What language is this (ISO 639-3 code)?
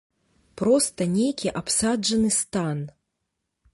bel